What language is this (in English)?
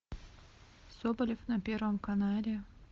Russian